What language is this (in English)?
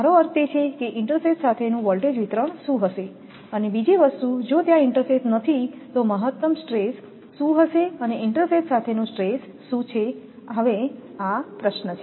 Gujarati